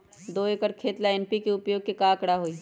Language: Magahi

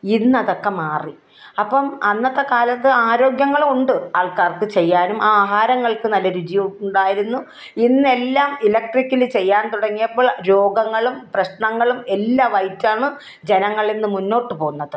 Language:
Malayalam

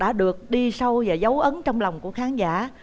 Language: Vietnamese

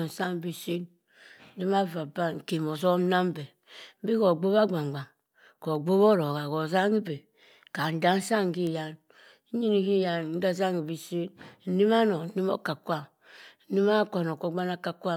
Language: Cross River Mbembe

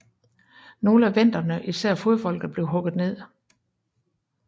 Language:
Danish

